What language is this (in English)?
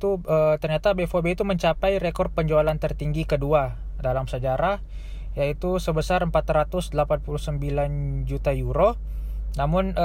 Indonesian